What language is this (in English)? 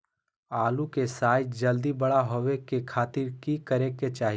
Magahi